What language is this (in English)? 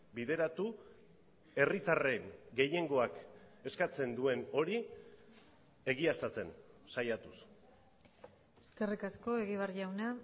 Basque